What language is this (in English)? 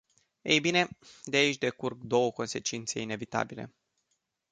Romanian